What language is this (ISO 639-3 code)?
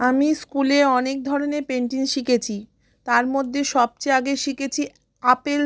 ben